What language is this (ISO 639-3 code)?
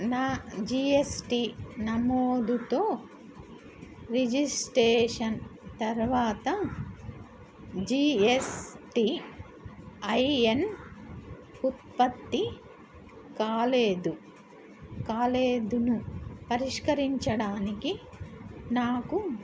tel